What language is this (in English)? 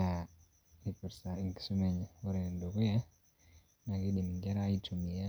Masai